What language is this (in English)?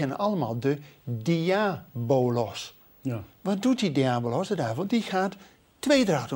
Dutch